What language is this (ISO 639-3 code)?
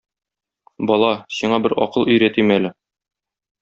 tat